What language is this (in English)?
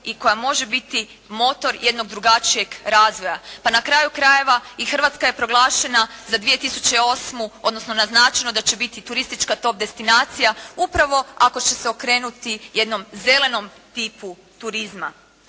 Croatian